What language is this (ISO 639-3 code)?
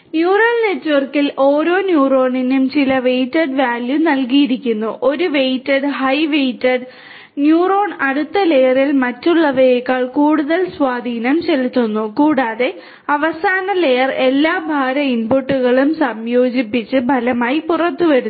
mal